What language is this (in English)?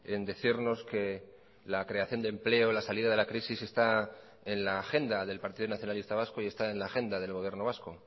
Spanish